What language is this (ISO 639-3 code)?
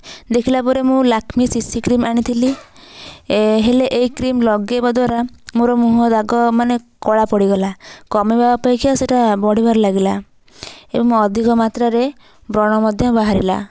ori